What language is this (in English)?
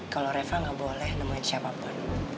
Indonesian